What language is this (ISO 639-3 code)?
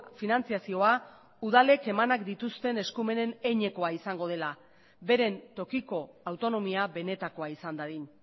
eus